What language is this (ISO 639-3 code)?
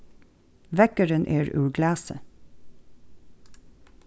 fao